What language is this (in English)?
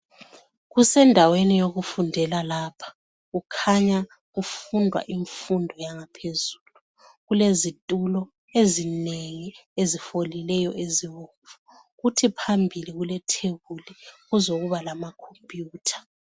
North Ndebele